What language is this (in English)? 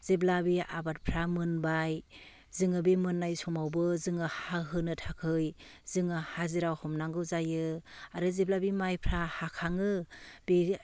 Bodo